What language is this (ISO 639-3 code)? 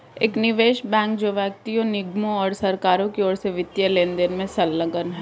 hin